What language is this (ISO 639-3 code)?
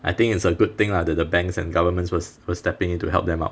eng